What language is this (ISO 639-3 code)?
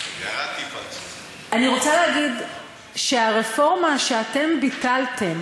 heb